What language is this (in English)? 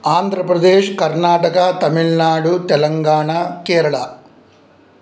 Sanskrit